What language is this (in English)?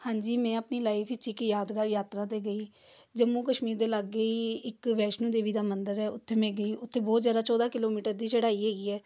Punjabi